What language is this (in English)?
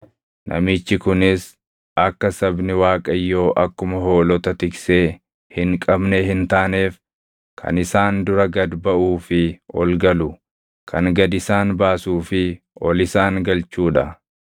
Oromo